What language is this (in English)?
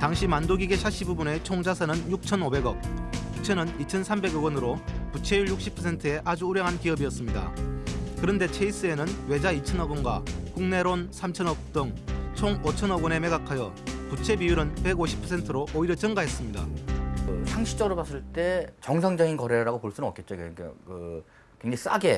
Korean